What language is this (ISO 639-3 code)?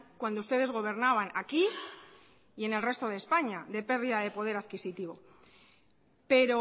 spa